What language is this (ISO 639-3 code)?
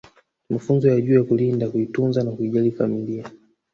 swa